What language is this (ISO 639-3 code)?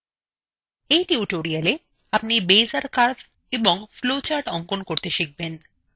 ben